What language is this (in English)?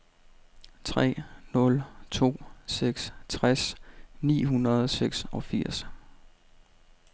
Danish